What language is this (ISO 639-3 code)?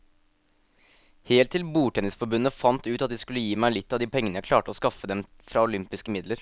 nor